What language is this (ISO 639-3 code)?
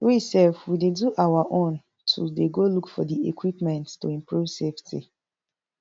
pcm